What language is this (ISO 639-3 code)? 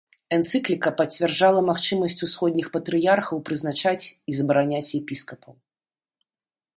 bel